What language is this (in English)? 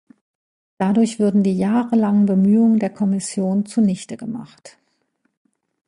German